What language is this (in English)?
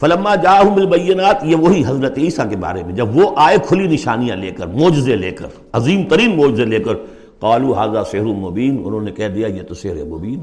Urdu